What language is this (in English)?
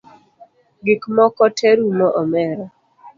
Luo (Kenya and Tanzania)